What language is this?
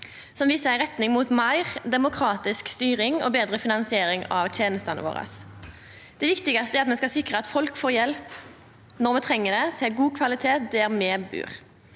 Norwegian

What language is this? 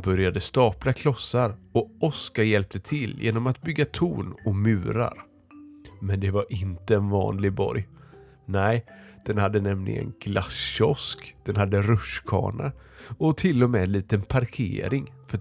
Swedish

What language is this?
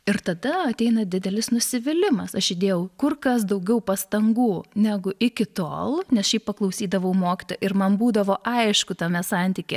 Lithuanian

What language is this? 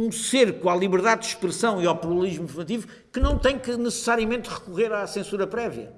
Portuguese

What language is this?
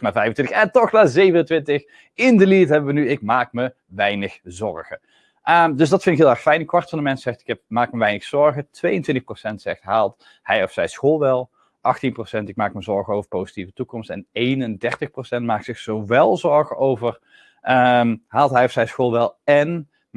Dutch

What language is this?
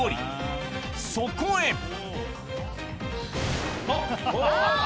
Japanese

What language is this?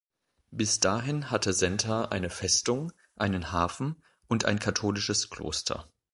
German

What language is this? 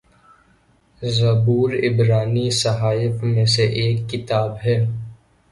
Urdu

